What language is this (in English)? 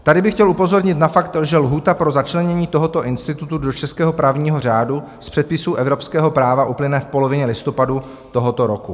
Czech